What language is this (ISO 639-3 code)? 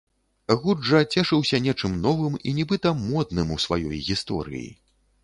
bel